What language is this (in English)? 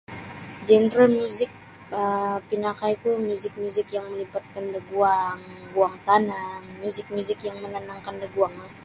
Sabah Bisaya